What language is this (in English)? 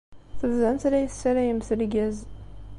Kabyle